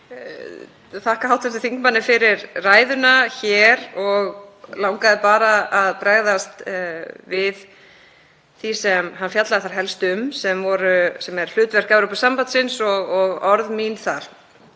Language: Icelandic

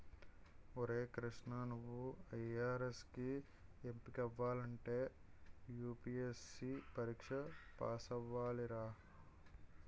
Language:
Telugu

